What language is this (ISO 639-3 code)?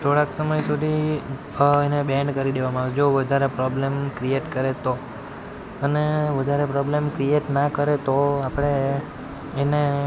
guj